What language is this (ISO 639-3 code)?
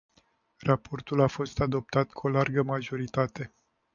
ron